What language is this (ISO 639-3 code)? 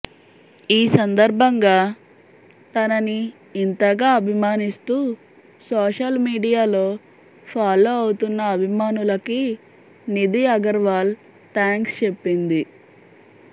tel